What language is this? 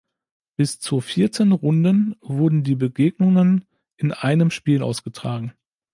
German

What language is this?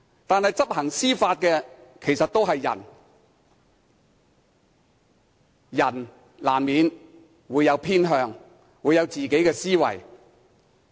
Cantonese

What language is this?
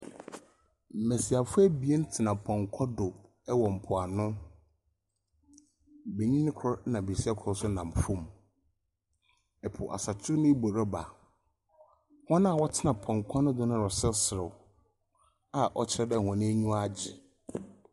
Akan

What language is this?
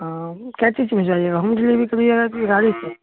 Maithili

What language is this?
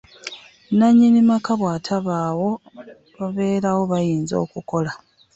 Ganda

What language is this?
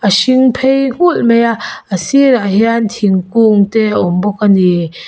Mizo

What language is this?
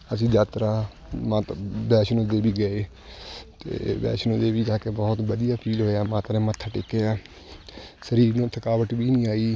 Punjabi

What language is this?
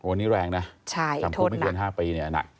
Thai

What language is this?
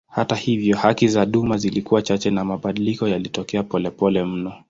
Swahili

